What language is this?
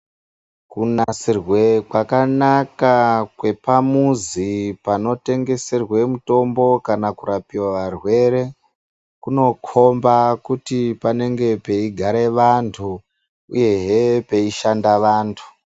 Ndau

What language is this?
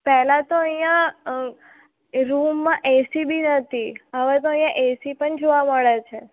Gujarati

